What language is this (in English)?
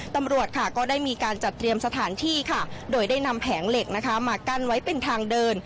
Thai